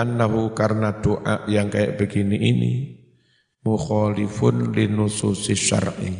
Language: Indonesian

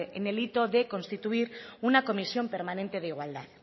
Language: Spanish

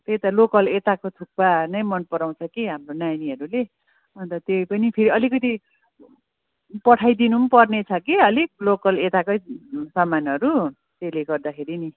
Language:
Nepali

